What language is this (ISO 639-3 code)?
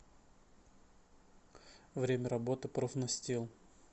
rus